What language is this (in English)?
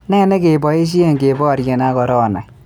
Kalenjin